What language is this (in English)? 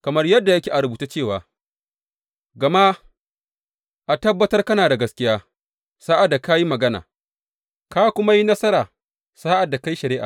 Hausa